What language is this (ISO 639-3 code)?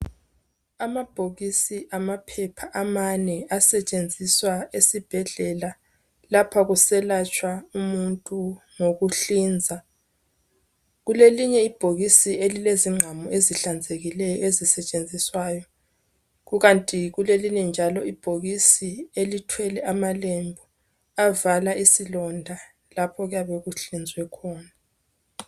nde